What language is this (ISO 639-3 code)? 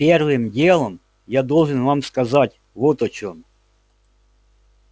rus